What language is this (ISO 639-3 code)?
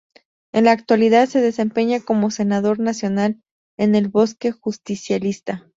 spa